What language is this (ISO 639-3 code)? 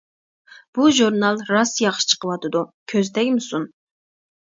uig